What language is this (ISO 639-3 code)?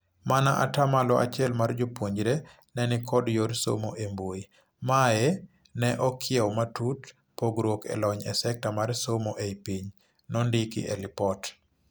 luo